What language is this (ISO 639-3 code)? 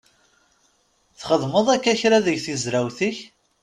kab